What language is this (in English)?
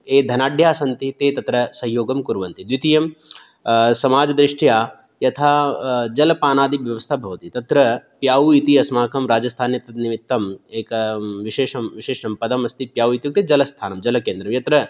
Sanskrit